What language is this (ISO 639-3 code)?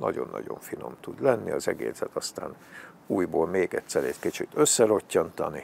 hun